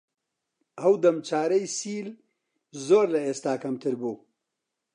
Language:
Central Kurdish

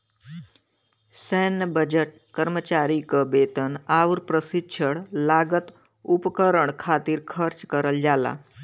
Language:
Bhojpuri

